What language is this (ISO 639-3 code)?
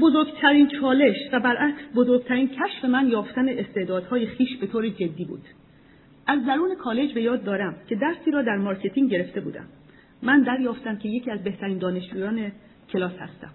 fas